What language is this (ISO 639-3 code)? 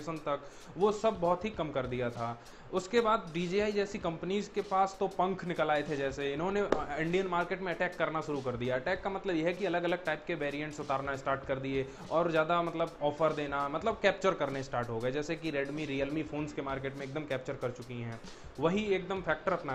hin